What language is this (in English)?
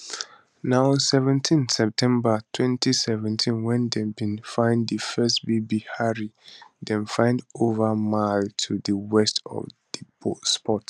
Nigerian Pidgin